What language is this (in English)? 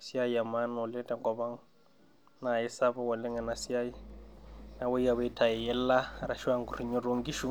Masai